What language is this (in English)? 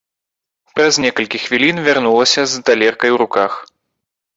Belarusian